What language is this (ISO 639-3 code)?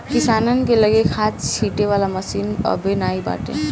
bho